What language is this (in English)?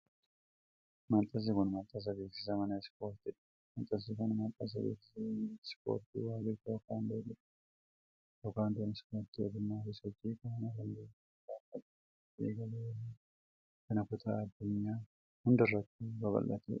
Oromo